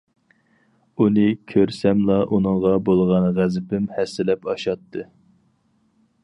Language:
Uyghur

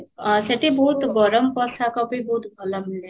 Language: Odia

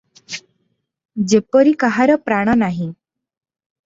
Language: Odia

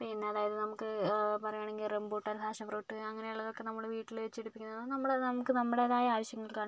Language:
Malayalam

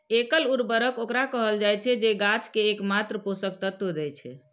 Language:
Maithili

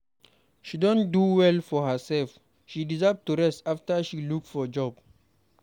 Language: Nigerian Pidgin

